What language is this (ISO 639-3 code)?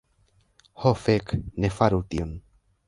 epo